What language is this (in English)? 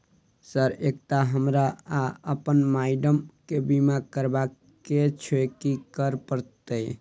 Maithili